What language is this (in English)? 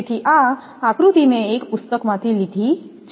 Gujarati